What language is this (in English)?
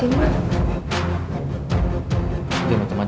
Indonesian